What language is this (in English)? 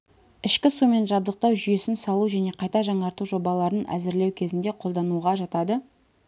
Kazakh